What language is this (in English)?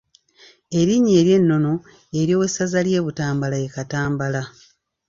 Ganda